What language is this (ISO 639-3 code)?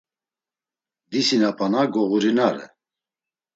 lzz